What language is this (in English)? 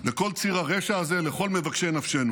Hebrew